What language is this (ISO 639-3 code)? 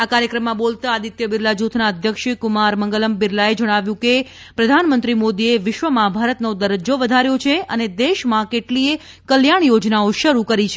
guj